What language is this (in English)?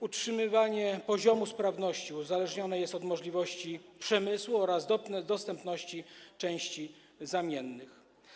Polish